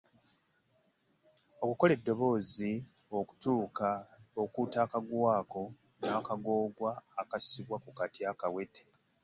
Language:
Ganda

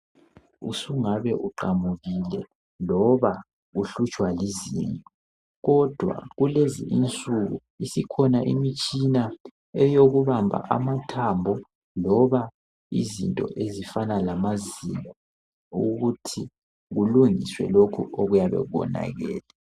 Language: North Ndebele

